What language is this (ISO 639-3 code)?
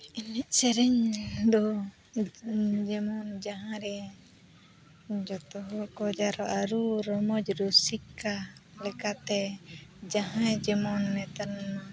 sat